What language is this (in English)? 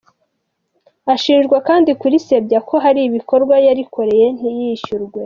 Kinyarwanda